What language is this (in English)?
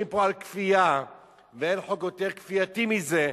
Hebrew